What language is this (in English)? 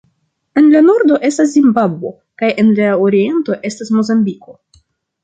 Esperanto